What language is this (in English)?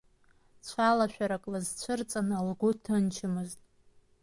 Abkhazian